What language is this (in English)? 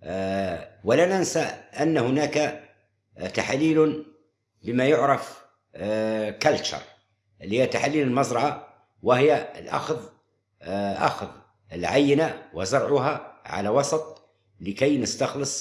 Arabic